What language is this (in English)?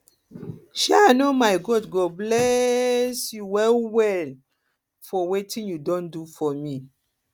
Nigerian Pidgin